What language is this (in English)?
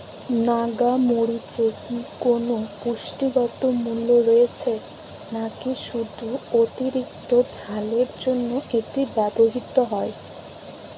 Bangla